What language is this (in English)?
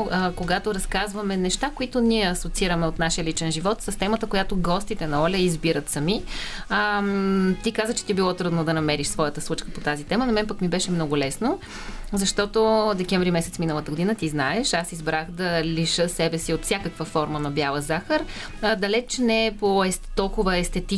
Bulgarian